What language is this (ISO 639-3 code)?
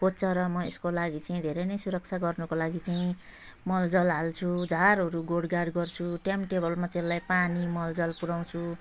nep